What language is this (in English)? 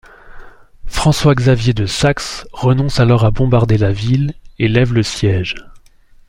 French